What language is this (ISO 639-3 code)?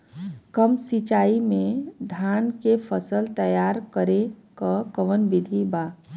bho